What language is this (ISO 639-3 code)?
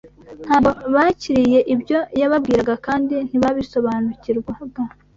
kin